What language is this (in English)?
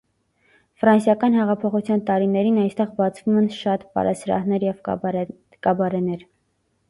Armenian